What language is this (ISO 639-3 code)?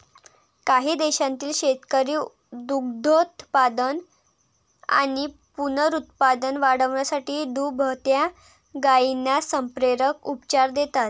mar